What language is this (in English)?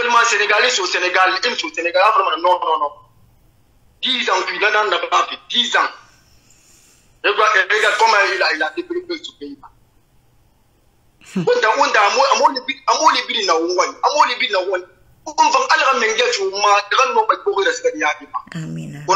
French